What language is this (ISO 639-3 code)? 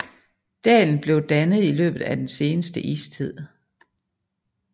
dan